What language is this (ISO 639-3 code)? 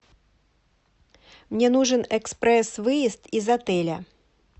rus